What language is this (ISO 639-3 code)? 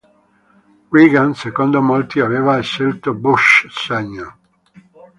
ita